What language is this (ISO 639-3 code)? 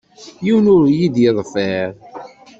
kab